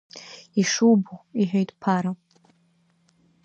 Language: Abkhazian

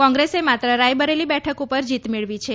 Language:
Gujarati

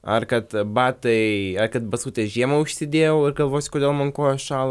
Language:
Lithuanian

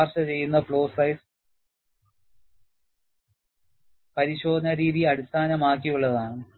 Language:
Malayalam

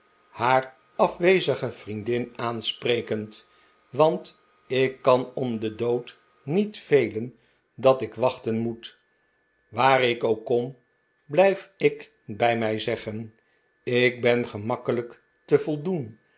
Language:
Dutch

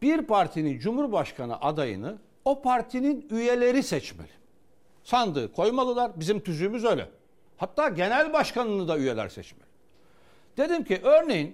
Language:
Turkish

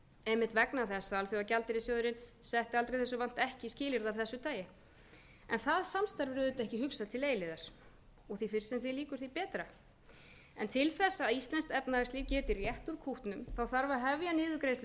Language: Icelandic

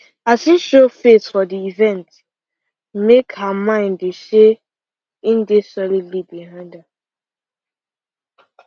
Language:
Nigerian Pidgin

